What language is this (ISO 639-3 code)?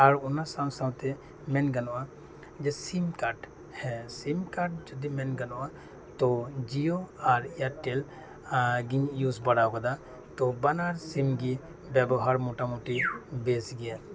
sat